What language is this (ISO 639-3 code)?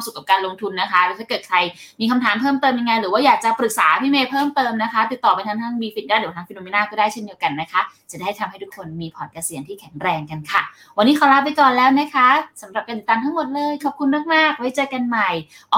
tha